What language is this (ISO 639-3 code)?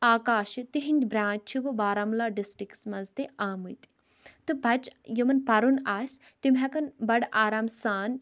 kas